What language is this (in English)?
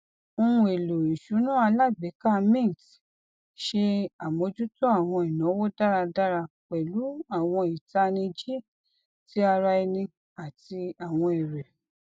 Yoruba